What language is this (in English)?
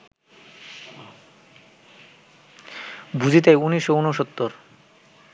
Bangla